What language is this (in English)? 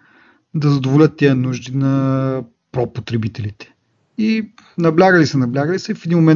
Bulgarian